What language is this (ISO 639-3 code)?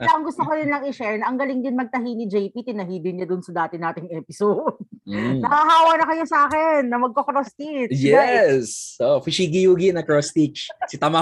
fil